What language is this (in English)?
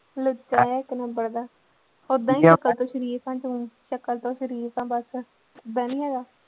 Punjabi